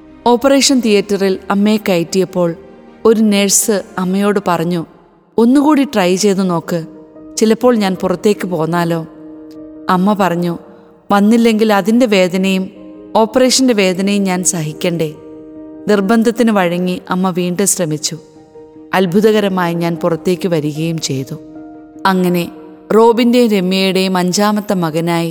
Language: Malayalam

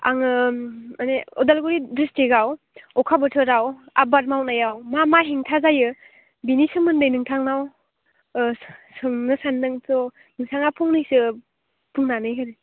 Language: Bodo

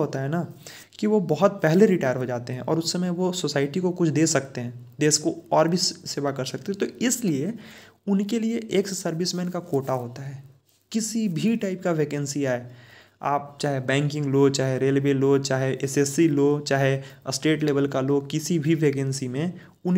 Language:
Hindi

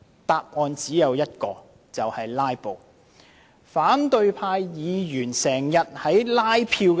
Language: Cantonese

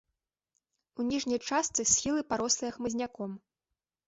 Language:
Belarusian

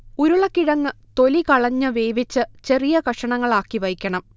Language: Malayalam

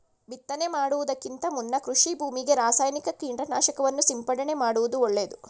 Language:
Kannada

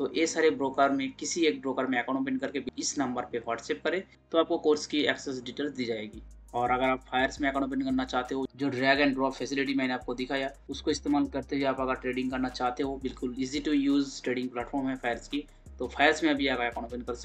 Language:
Hindi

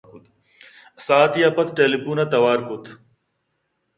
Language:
Eastern Balochi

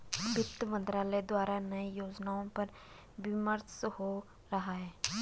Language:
Hindi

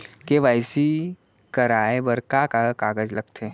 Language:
Chhattisgarhi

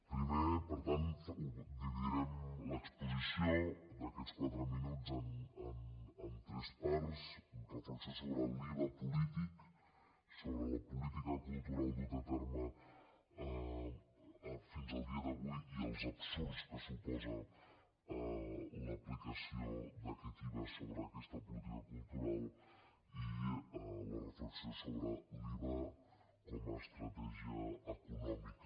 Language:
Catalan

